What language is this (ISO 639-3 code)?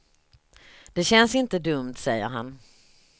swe